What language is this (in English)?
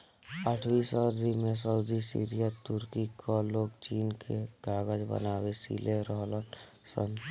Bhojpuri